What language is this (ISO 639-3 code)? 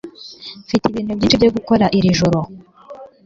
kin